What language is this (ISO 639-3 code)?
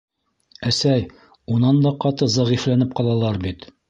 bak